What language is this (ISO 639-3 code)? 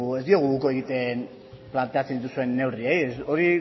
eus